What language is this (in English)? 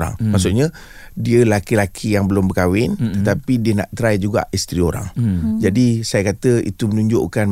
Malay